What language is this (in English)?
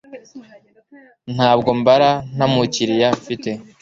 Kinyarwanda